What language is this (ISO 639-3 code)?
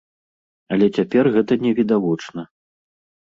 bel